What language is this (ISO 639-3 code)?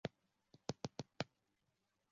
zho